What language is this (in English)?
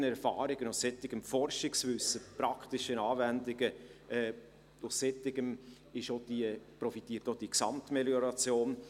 Swiss German